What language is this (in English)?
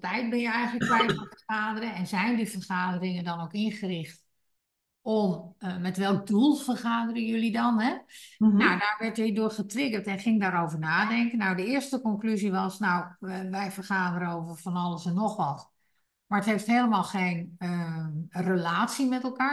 Dutch